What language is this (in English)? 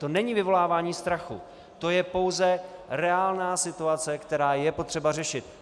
Czech